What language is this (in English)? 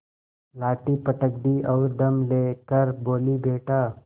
Hindi